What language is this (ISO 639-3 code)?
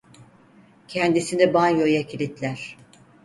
tur